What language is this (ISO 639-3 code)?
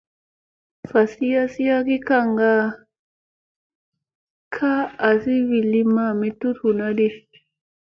mse